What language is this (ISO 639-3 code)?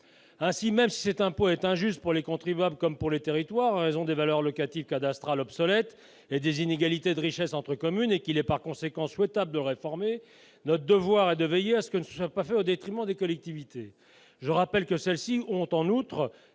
fra